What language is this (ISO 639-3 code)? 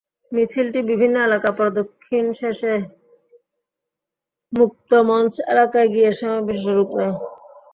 ben